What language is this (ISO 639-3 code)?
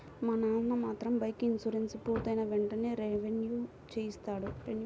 tel